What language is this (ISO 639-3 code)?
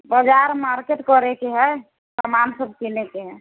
mai